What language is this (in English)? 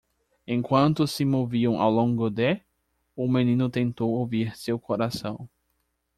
Portuguese